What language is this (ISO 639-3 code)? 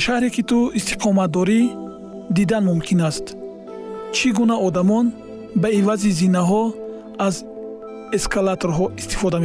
fas